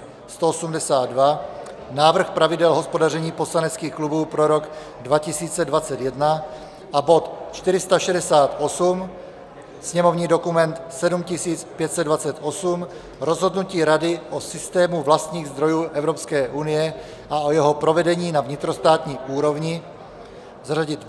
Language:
Czech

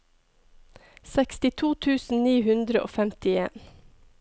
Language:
Norwegian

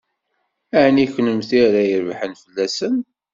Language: Kabyle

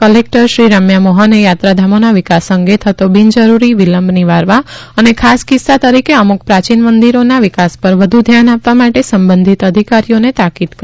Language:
Gujarati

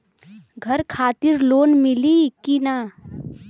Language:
Bhojpuri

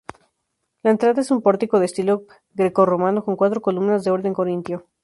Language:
Spanish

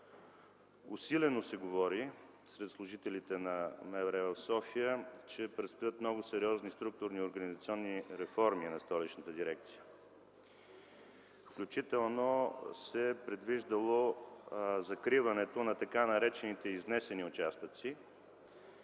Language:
Bulgarian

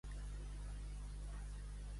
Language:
Catalan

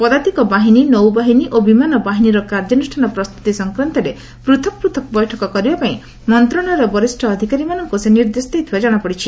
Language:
Odia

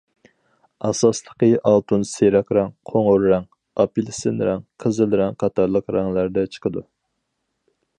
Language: Uyghur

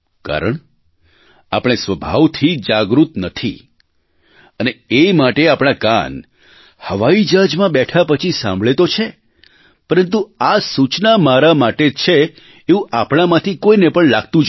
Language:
Gujarati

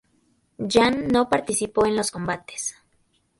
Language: Spanish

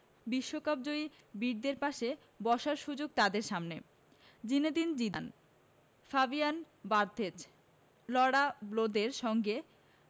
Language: Bangla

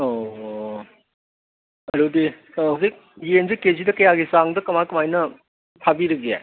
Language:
Manipuri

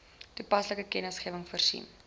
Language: Afrikaans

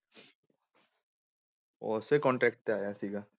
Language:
Punjabi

